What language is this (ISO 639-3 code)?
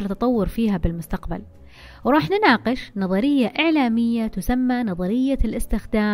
ara